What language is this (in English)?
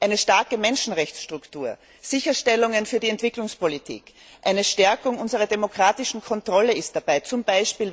German